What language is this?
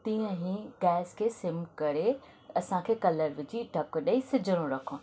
Sindhi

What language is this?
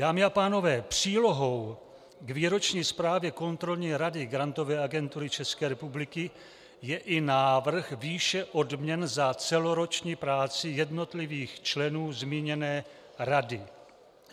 Czech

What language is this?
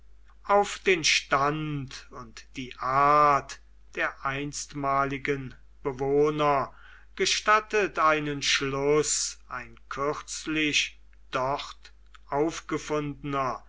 German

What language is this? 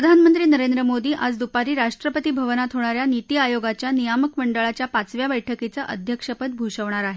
Marathi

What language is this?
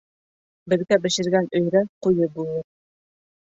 Bashkir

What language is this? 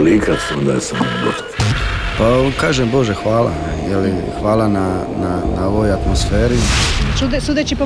Croatian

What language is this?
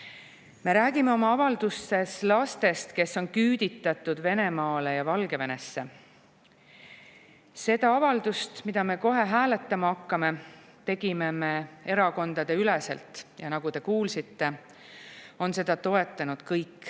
Estonian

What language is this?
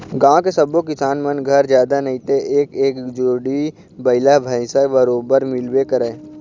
Chhattisgarhi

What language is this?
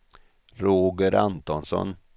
Swedish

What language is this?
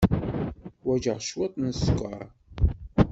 Kabyle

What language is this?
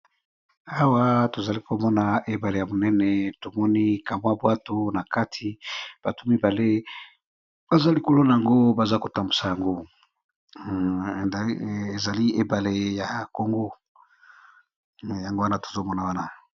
Lingala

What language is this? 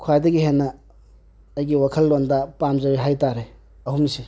Manipuri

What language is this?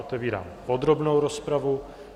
Czech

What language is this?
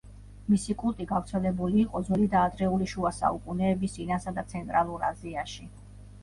Georgian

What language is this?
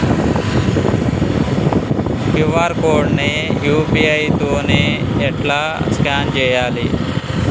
Telugu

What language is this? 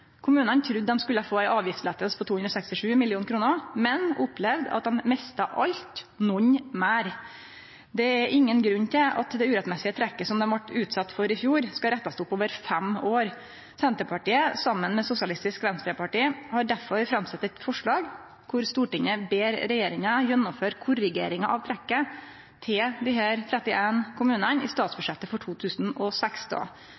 Norwegian Nynorsk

